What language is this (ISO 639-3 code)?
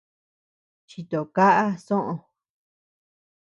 cux